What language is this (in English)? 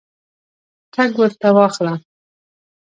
Pashto